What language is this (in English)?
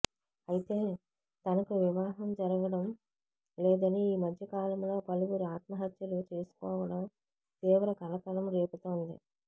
Telugu